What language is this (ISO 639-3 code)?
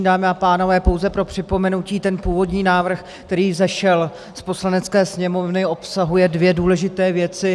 ces